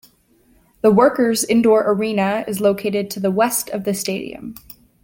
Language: English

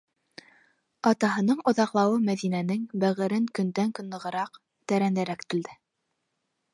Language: Bashkir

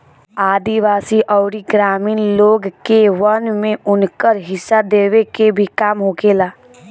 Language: Bhojpuri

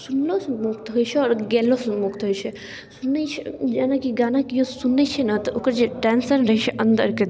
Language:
Maithili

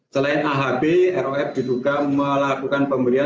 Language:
Indonesian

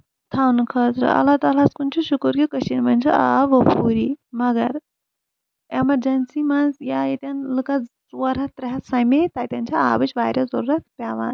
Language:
Kashmiri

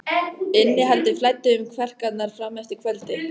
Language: Icelandic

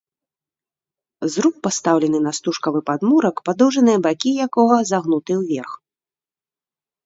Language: Belarusian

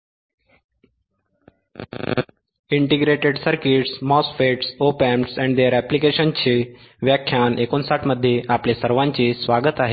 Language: Marathi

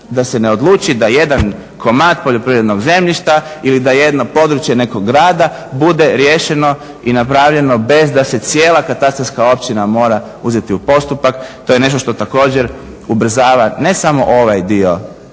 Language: Croatian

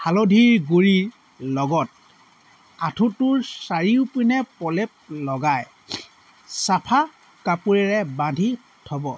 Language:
Assamese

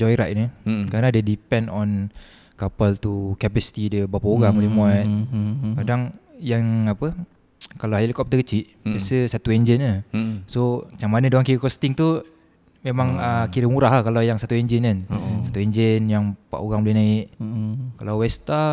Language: Malay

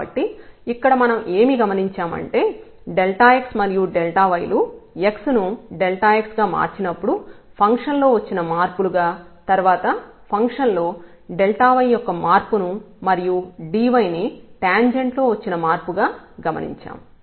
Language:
Telugu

